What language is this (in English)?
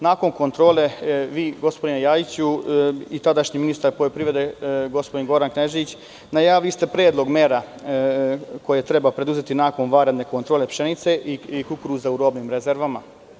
Serbian